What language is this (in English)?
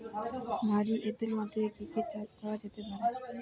Bangla